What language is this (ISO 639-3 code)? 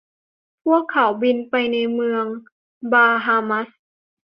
tha